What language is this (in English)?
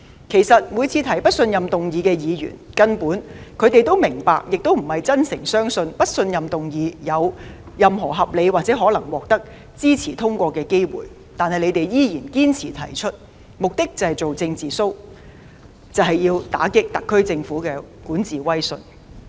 Cantonese